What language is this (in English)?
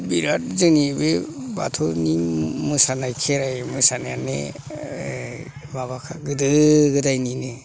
Bodo